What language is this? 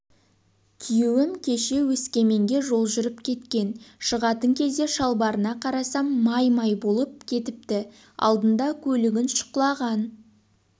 Kazakh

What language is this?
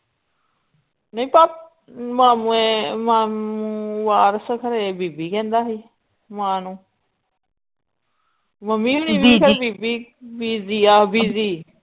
Punjabi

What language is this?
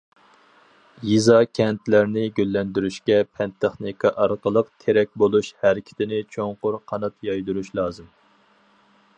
Uyghur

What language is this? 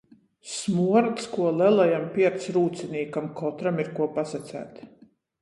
Latgalian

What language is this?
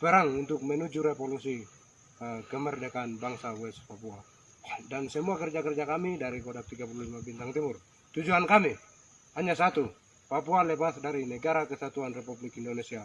Indonesian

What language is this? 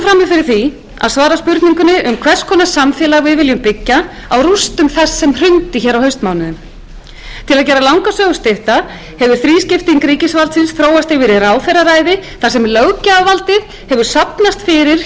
Icelandic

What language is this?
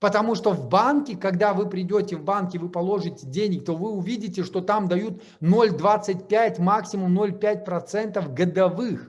Russian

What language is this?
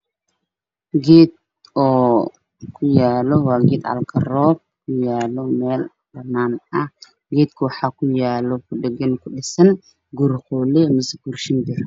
Somali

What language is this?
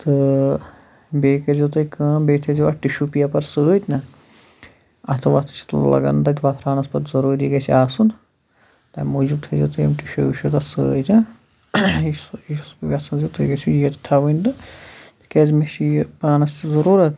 Kashmiri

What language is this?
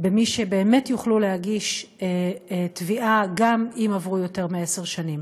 Hebrew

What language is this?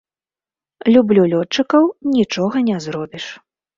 Belarusian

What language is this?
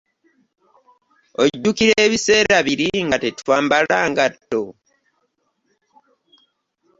Ganda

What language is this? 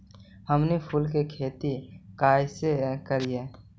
Magahi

